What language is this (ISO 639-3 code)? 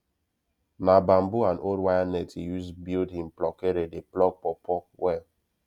pcm